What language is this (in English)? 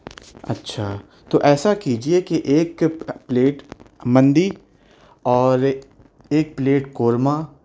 Urdu